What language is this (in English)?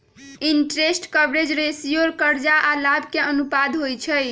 Magahi